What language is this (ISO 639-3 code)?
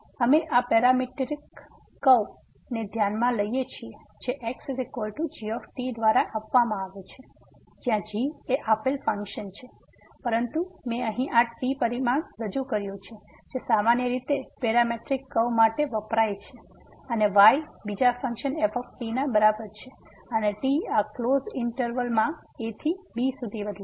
guj